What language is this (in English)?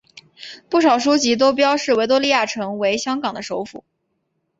Chinese